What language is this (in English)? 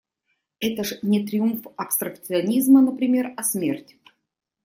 Russian